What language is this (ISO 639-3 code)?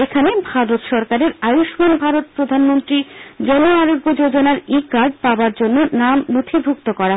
ben